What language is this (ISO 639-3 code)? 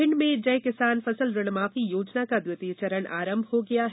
hin